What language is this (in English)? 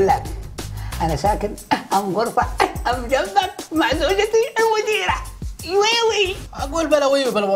Arabic